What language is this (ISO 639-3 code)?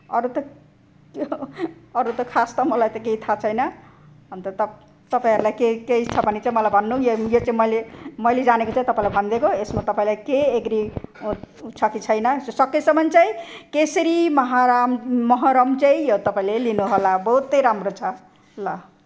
nep